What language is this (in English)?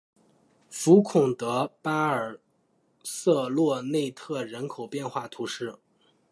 Chinese